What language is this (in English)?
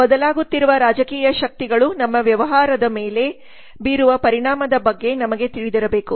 Kannada